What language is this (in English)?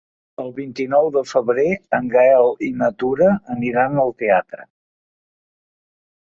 Catalan